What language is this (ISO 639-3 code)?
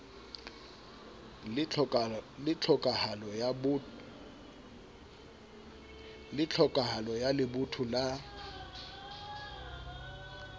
sot